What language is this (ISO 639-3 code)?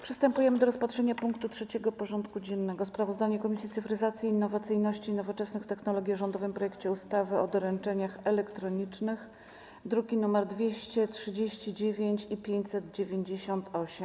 pol